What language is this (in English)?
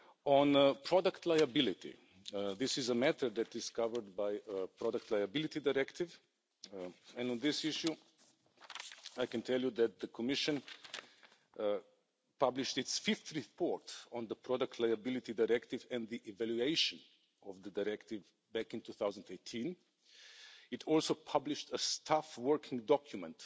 English